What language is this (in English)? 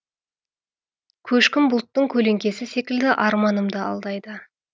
Kazakh